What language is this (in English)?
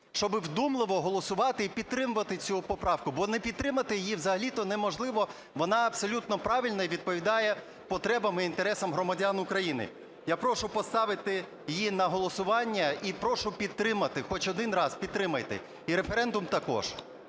Ukrainian